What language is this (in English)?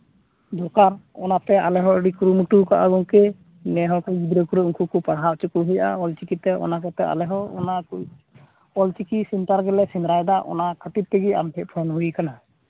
Santali